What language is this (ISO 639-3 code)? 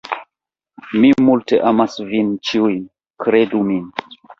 epo